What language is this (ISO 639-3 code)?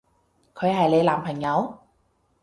yue